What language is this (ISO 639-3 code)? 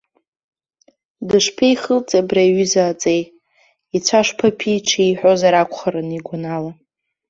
abk